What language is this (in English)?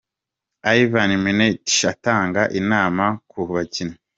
Kinyarwanda